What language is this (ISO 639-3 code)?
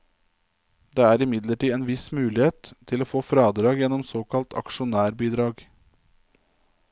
nor